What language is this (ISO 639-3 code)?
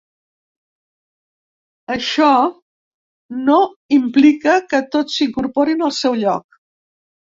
cat